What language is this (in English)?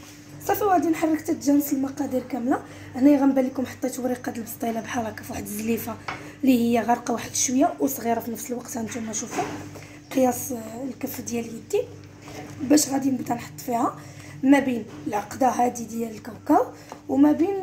Arabic